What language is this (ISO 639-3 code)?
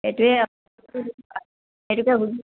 asm